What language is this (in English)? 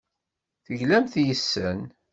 Kabyle